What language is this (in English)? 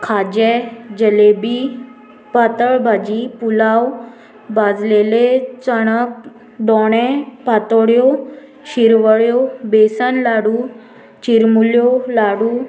Konkani